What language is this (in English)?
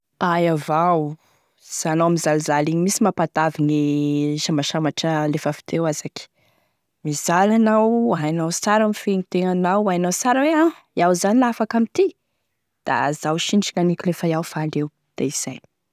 Tesaka Malagasy